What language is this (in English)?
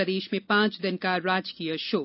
Hindi